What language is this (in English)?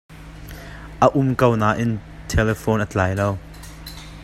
Hakha Chin